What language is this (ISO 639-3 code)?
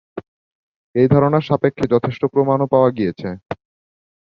ben